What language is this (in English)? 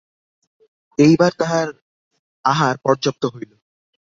Bangla